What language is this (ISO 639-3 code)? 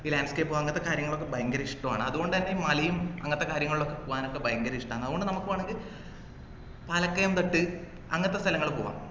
mal